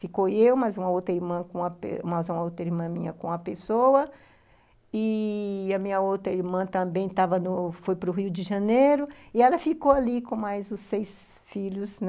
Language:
Portuguese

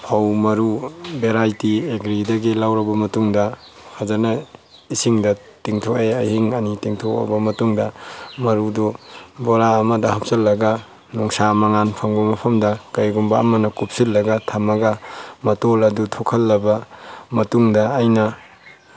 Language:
Manipuri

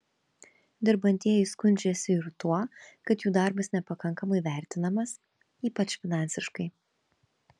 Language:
Lithuanian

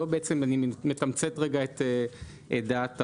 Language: Hebrew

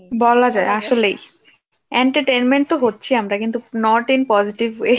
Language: Bangla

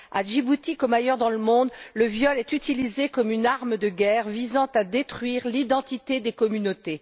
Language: French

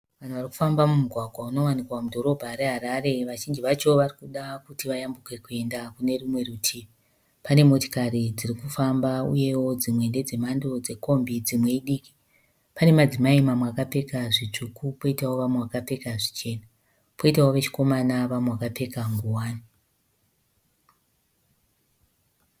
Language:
Shona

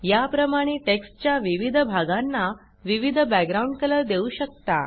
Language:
Marathi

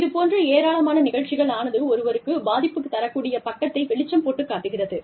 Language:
Tamil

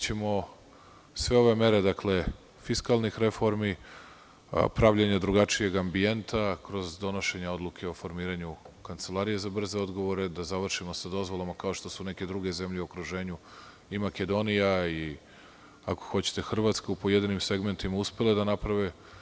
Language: Serbian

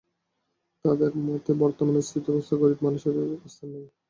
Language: Bangla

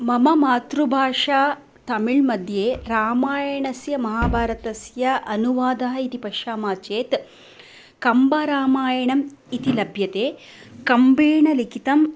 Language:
Sanskrit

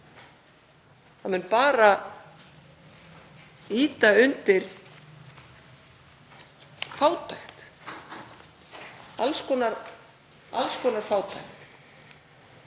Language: Icelandic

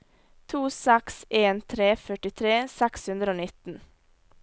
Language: Norwegian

